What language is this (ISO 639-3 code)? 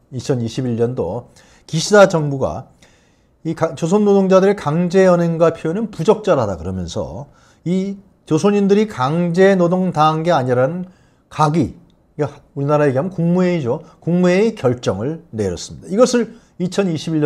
kor